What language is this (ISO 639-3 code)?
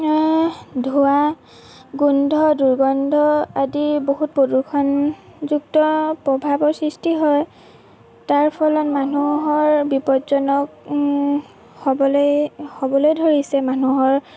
asm